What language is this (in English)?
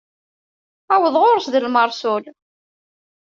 Kabyle